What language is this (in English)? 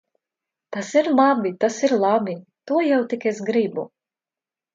Latvian